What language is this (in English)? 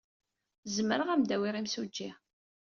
Kabyle